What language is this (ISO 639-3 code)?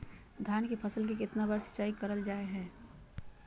mag